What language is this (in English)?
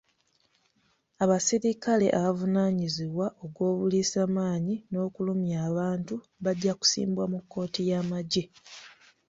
Ganda